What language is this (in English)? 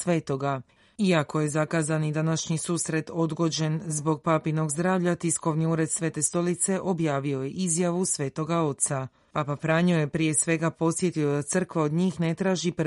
Croatian